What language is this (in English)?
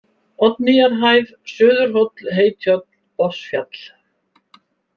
Icelandic